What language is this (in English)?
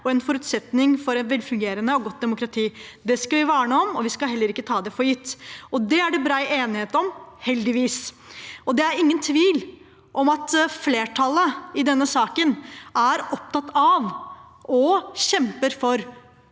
Norwegian